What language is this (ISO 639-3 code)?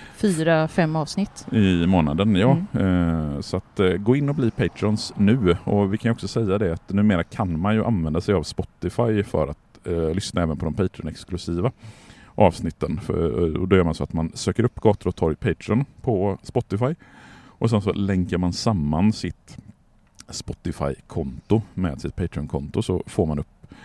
swe